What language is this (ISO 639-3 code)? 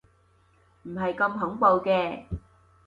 yue